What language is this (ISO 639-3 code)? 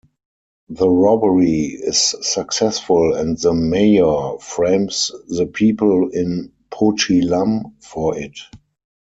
eng